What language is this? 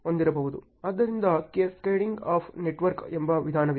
Kannada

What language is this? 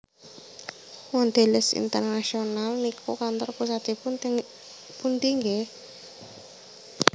Javanese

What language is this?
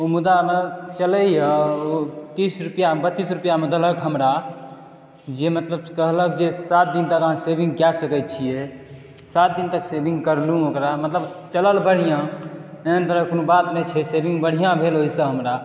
Maithili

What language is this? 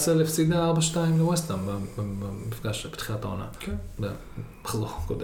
Hebrew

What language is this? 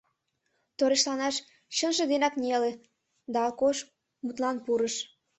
Mari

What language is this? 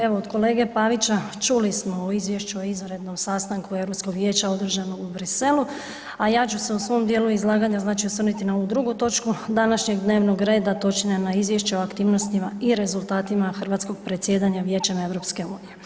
Croatian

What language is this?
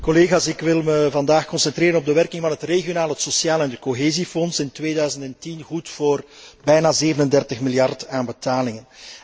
Dutch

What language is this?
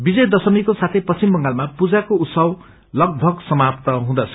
Nepali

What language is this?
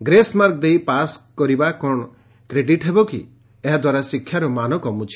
Odia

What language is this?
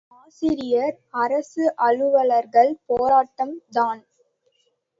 Tamil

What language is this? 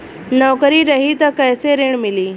Bhojpuri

